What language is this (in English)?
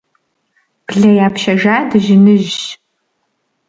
Kabardian